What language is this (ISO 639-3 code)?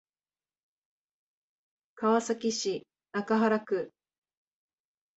jpn